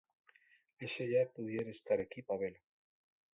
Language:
Asturian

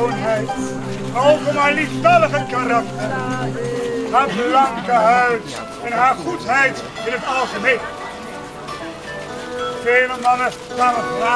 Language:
Dutch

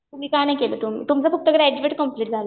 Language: Marathi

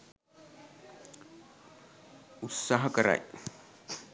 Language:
Sinhala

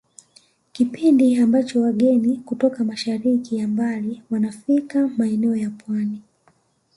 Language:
Swahili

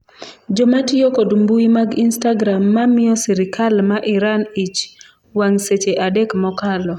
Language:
Luo (Kenya and Tanzania)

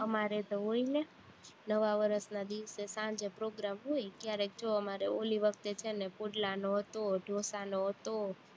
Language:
Gujarati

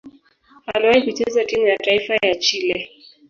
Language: Swahili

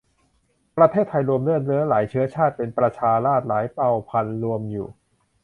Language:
Thai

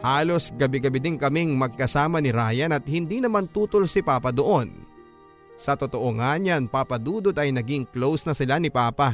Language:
Filipino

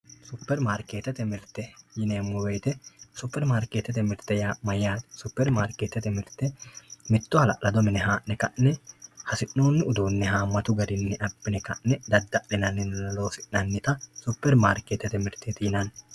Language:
Sidamo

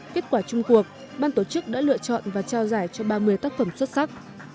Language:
Vietnamese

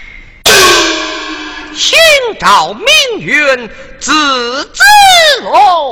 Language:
Chinese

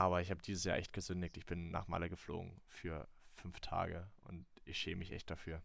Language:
German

